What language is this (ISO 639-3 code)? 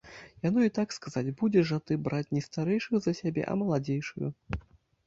bel